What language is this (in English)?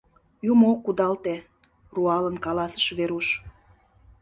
Mari